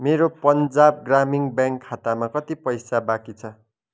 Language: Nepali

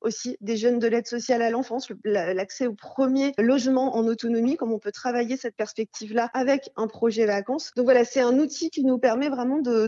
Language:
French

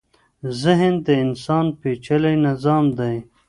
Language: Pashto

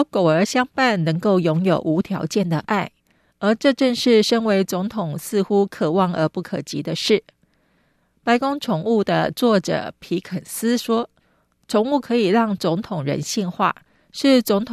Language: Chinese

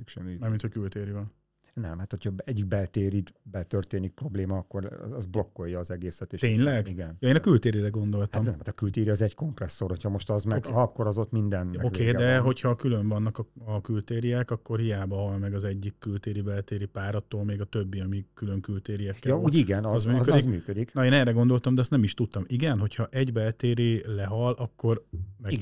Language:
Hungarian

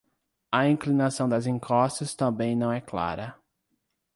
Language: Portuguese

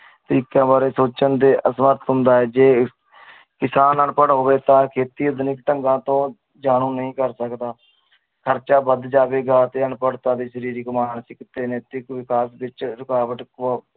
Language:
Punjabi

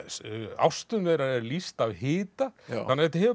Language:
Icelandic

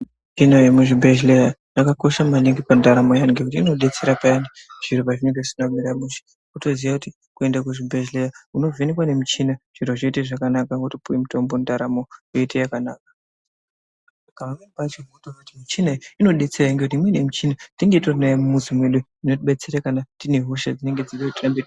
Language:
Ndau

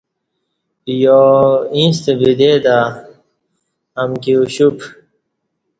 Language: Kati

